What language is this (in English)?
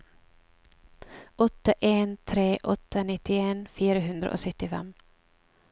Norwegian